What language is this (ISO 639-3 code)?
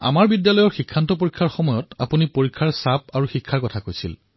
asm